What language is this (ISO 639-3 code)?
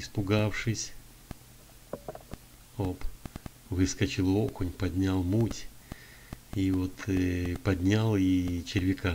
rus